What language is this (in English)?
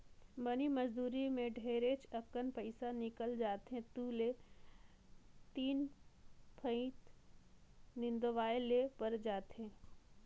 Chhattisgarhi